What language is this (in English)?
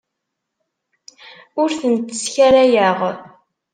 Kabyle